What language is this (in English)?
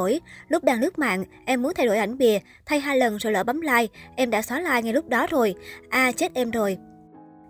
Vietnamese